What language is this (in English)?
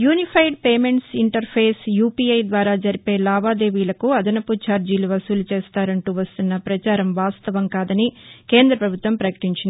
Telugu